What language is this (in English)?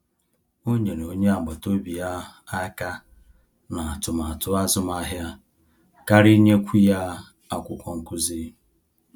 Igbo